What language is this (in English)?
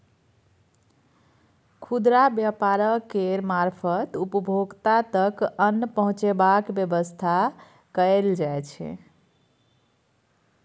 Maithili